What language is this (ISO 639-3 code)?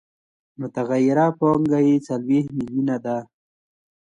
pus